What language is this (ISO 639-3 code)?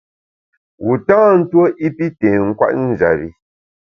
bax